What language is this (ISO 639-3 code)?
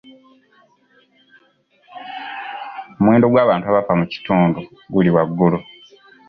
lug